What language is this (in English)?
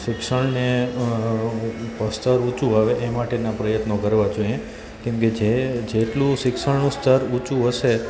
Gujarati